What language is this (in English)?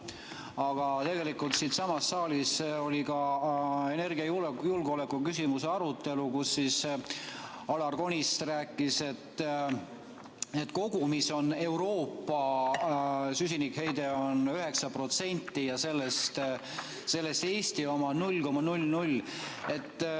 Estonian